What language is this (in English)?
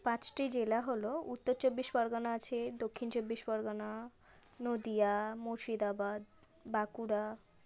Bangla